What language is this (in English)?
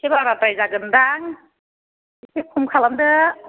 Bodo